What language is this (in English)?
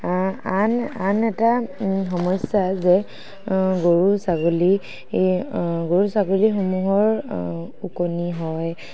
Assamese